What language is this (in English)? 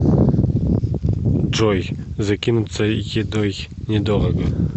Russian